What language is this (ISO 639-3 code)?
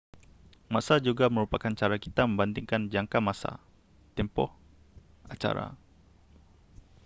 msa